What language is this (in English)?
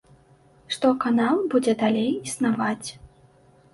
Belarusian